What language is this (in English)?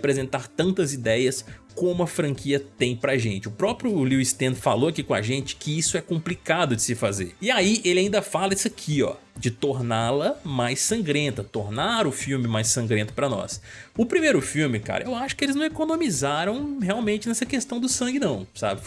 Portuguese